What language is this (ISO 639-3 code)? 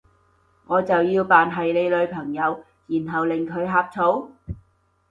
yue